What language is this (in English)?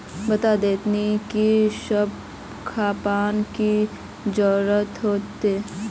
Magahi